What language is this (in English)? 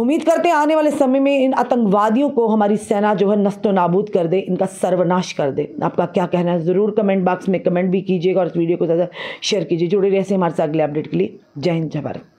Hindi